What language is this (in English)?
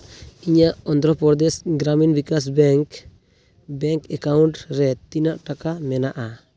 Santali